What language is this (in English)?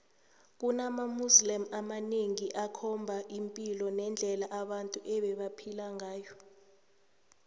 South Ndebele